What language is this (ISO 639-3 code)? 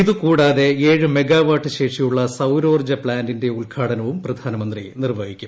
mal